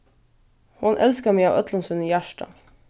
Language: Faroese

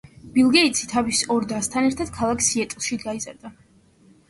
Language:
Georgian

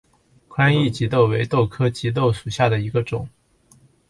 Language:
Chinese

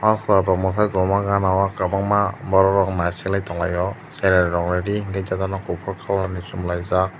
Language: Kok Borok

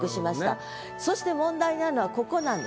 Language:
Japanese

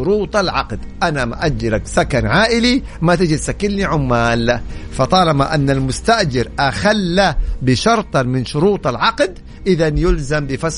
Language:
Arabic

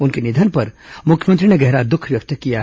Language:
Hindi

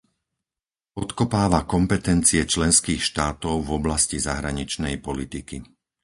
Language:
Slovak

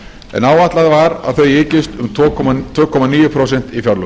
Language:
Icelandic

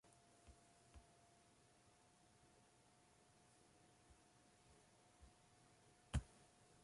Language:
Western Frisian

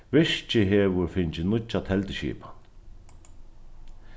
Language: Faroese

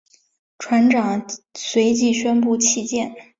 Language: Chinese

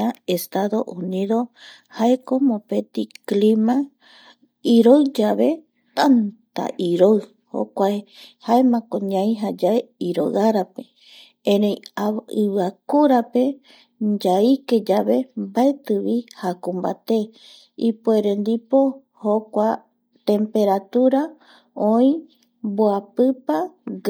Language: Eastern Bolivian Guaraní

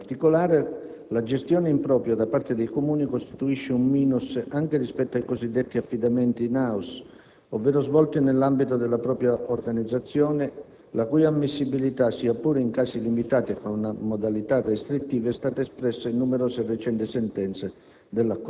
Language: Italian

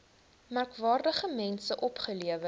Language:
Afrikaans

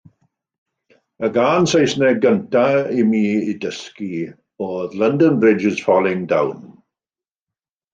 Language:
Welsh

